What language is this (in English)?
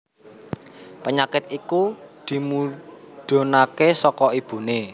Javanese